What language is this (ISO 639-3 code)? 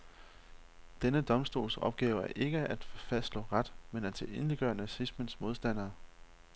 dan